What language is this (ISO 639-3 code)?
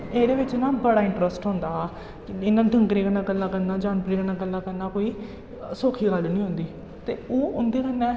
doi